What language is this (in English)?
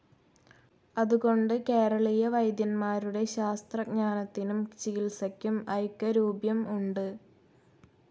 Malayalam